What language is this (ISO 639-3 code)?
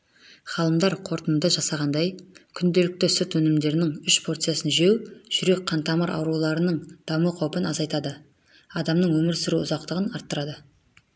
kaz